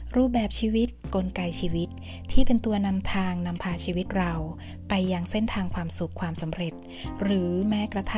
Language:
Thai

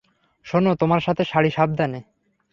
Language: Bangla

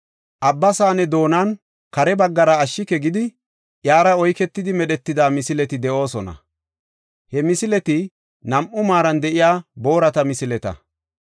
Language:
Gofa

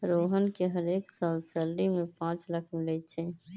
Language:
Magahi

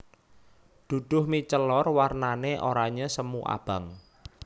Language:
Javanese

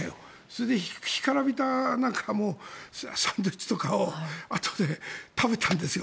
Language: Japanese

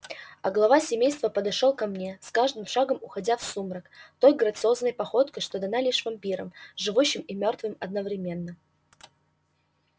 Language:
Russian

